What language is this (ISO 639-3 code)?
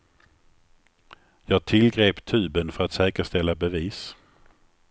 swe